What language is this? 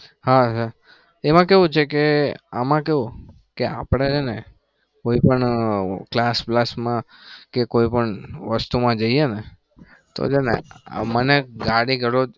Gujarati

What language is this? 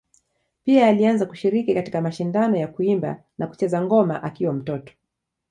Swahili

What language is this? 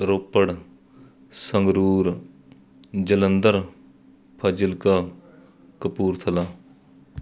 Punjabi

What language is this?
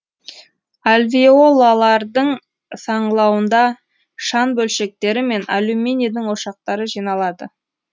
Kazakh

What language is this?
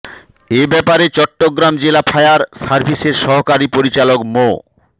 Bangla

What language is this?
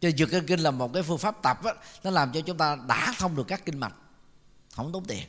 Vietnamese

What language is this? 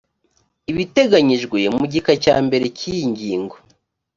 Kinyarwanda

